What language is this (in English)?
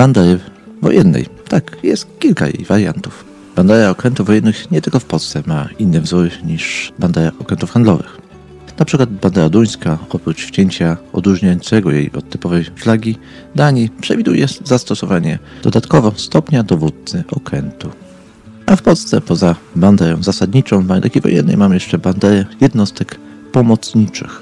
Polish